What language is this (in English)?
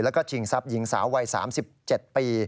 Thai